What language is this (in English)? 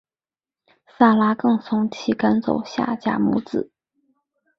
Chinese